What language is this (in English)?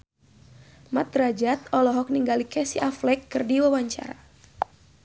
Sundanese